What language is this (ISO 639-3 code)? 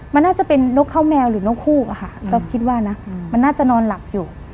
tha